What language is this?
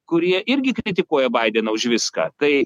Lithuanian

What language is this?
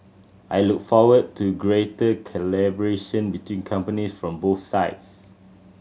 English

